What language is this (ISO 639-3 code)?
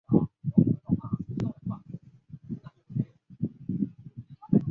zho